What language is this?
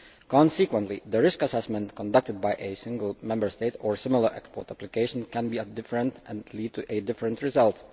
English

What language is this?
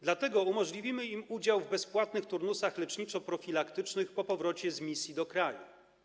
Polish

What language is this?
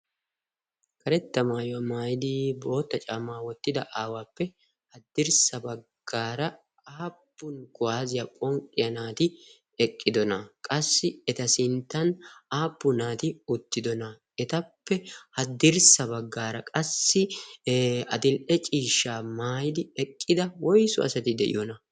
Wolaytta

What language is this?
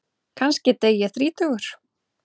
Icelandic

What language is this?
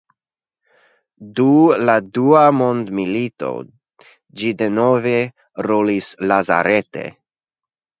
Esperanto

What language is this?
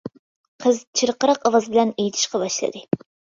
Uyghur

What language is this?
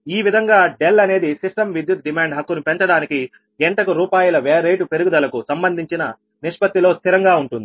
Telugu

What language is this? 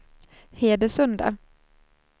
Swedish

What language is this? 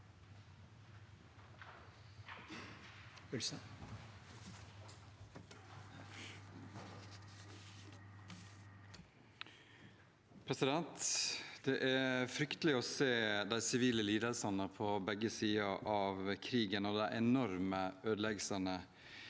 Norwegian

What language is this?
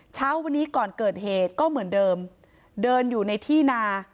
Thai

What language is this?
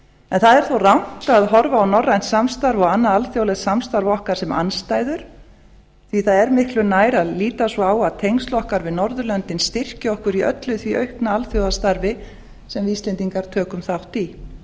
Icelandic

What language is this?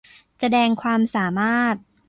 Thai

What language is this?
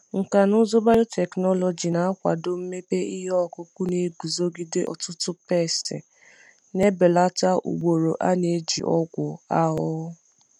Igbo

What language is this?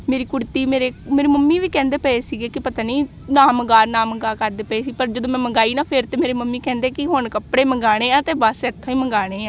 Punjabi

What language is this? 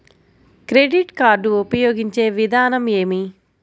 Telugu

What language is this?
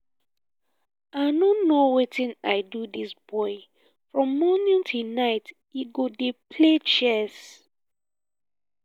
Nigerian Pidgin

